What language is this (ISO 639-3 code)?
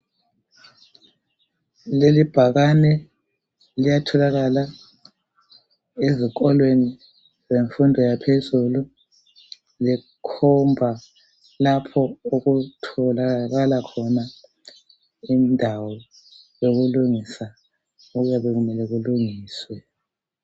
nde